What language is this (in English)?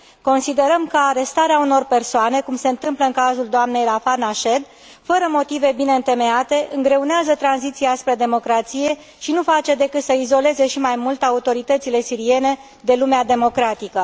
Romanian